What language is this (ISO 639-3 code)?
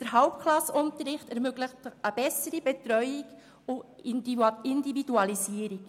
gsw